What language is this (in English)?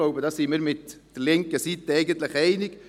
Swiss German